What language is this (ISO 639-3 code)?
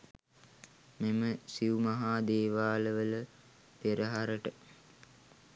sin